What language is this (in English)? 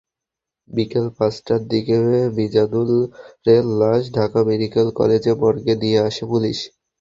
Bangla